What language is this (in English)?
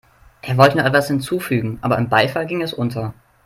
German